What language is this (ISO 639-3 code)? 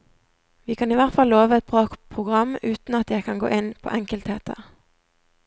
nor